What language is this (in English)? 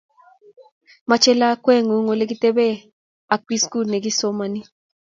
Kalenjin